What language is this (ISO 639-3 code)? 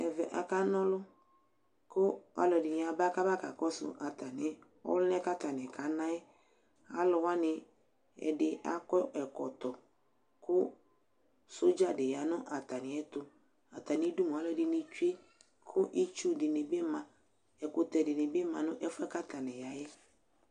kpo